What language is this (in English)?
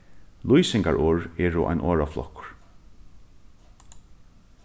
Faroese